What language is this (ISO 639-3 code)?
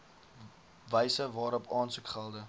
afr